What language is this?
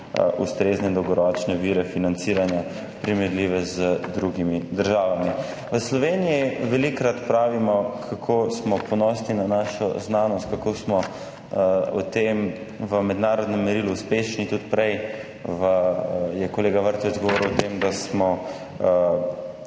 Slovenian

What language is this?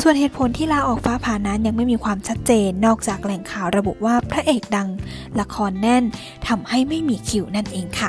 Thai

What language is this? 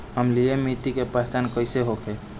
Bhojpuri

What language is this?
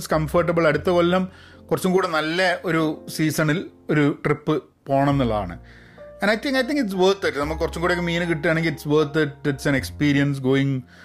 Malayalam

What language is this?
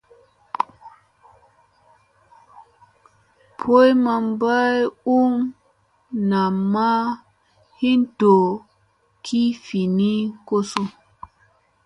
Musey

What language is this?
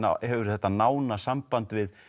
Icelandic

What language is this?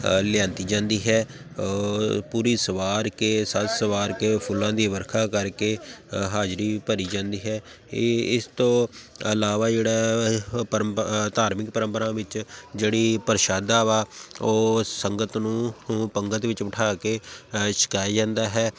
Punjabi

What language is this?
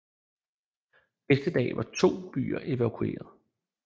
Danish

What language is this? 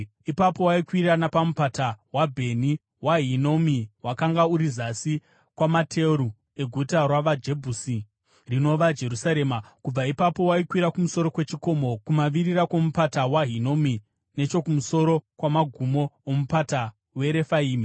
Shona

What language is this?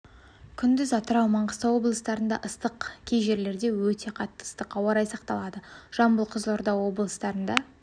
Kazakh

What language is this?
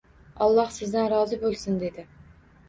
Uzbek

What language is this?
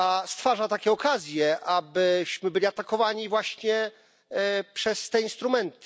Polish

